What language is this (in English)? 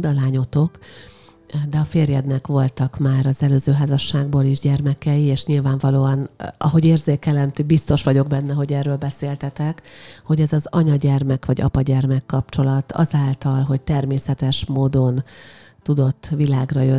Hungarian